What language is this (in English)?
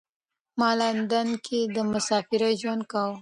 Pashto